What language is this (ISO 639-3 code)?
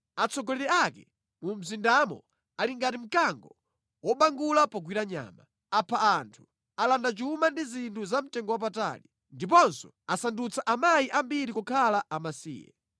nya